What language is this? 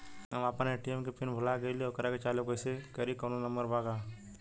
Bhojpuri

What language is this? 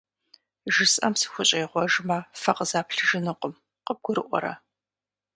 Kabardian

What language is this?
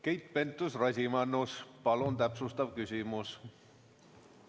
Estonian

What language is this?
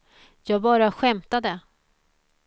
Swedish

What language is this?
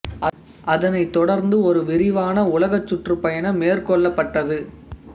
Tamil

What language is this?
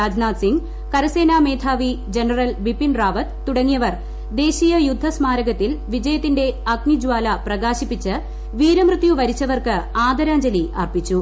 Malayalam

